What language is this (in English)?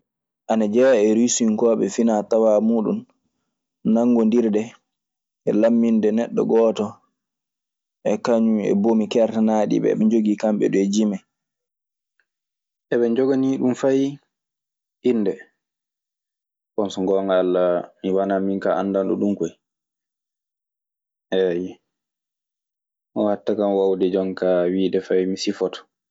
Maasina Fulfulde